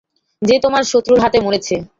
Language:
Bangla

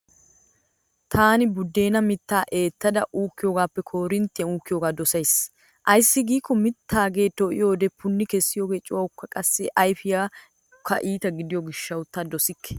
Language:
Wolaytta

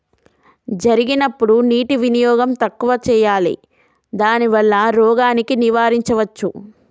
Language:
Telugu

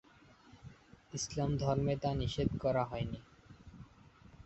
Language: Bangla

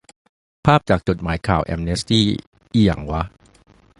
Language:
Thai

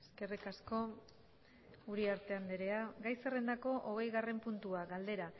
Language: Basque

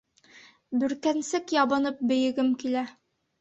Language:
Bashkir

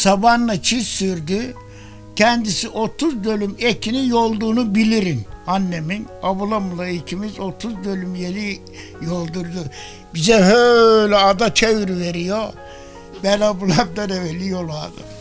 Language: Turkish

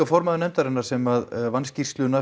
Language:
Icelandic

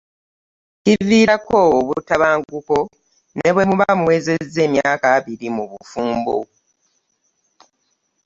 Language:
Ganda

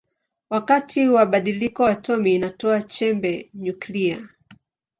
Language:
Swahili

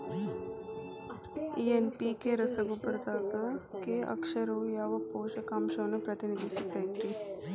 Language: Kannada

